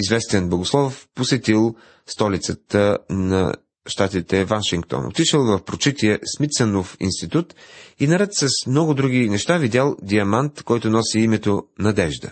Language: Bulgarian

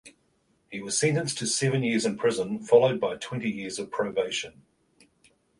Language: English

